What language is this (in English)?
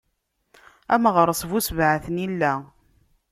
Kabyle